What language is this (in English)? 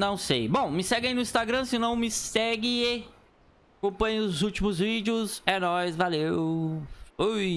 Portuguese